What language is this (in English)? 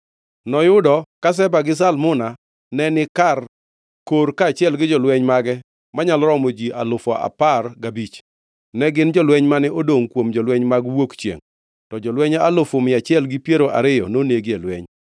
Luo (Kenya and Tanzania)